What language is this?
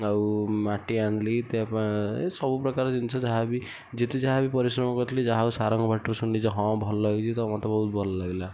Odia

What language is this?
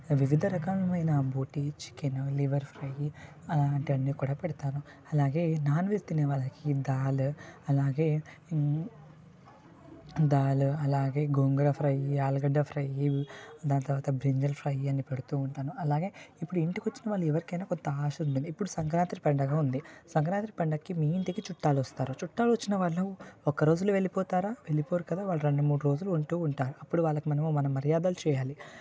Telugu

